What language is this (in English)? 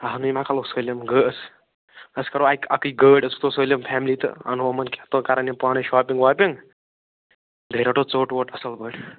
Kashmiri